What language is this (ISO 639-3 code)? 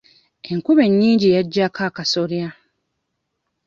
lug